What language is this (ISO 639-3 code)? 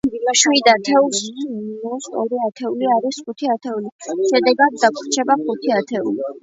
kat